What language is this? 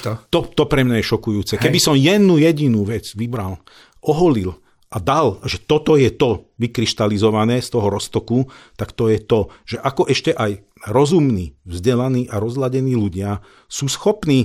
Slovak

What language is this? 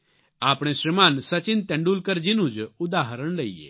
Gujarati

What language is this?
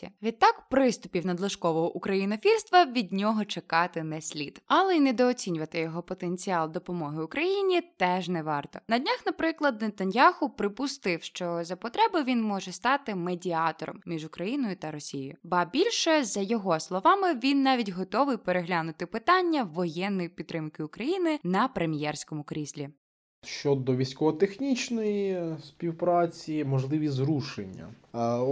Ukrainian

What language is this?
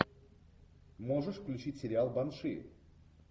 Russian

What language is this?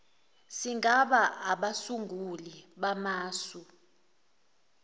Zulu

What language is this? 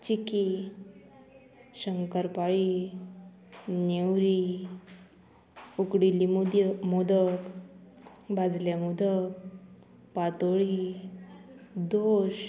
Konkani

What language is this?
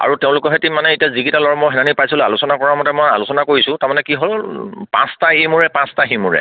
Assamese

